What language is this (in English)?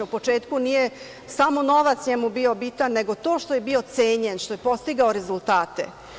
Serbian